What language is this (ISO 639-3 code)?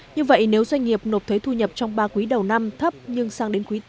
vie